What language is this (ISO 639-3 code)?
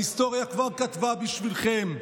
heb